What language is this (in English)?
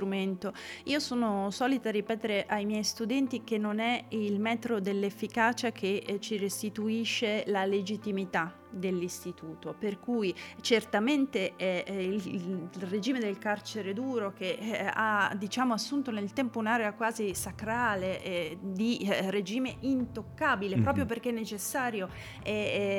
Italian